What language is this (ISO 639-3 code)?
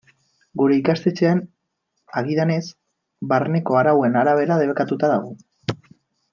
eus